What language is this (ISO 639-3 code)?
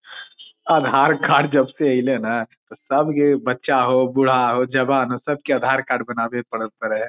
mag